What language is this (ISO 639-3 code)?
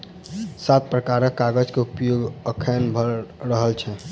mai